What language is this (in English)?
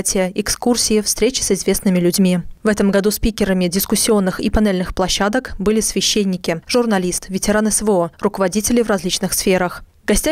Russian